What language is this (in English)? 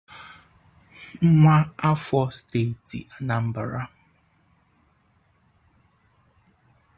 Igbo